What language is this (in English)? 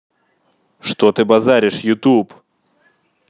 Russian